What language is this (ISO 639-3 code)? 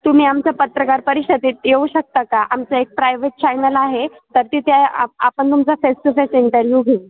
mar